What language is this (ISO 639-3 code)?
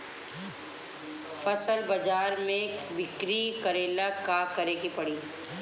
bho